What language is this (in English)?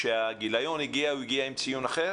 Hebrew